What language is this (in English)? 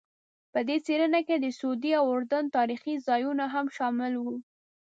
Pashto